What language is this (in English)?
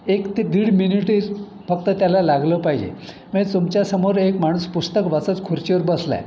Marathi